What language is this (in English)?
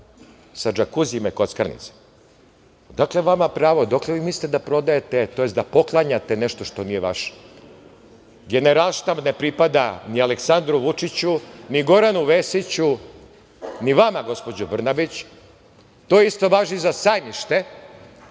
Serbian